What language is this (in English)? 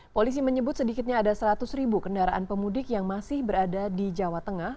Indonesian